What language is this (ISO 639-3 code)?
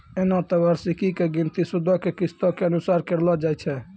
mai